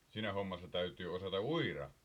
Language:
Finnish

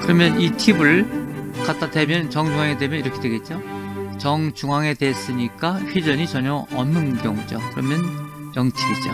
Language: Korean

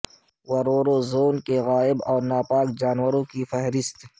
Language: Urdu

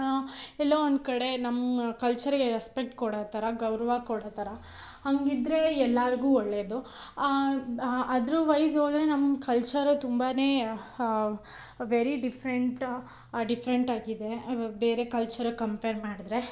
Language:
Kannada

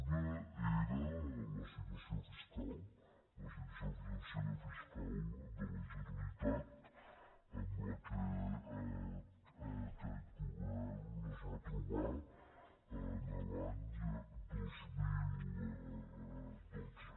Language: Catalan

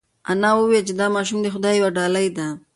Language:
Pashto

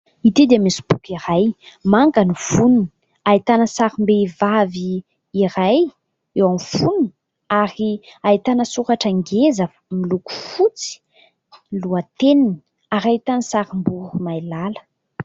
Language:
Malagasy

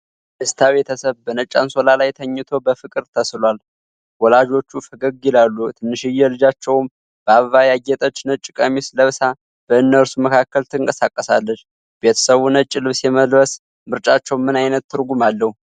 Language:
Amharic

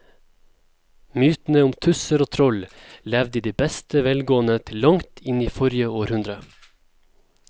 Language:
Norwegian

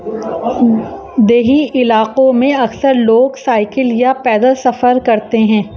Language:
Urdu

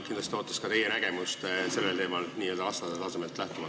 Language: Estonian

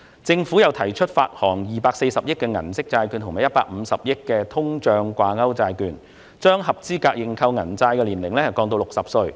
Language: Cantonese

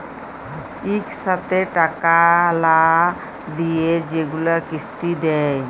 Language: Bangla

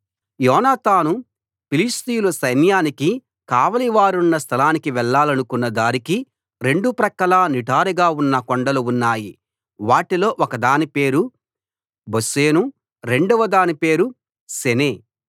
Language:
Telugu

